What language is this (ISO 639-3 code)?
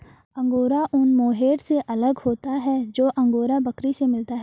hin